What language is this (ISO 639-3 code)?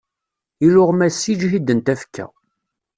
kab